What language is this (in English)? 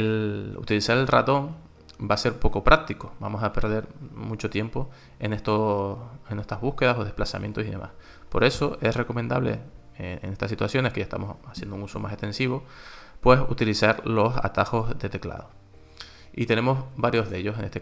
Spanish